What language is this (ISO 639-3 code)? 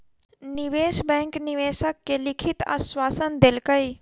mai